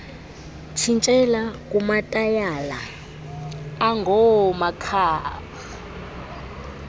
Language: Xhosa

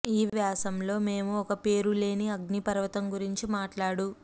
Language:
Telugu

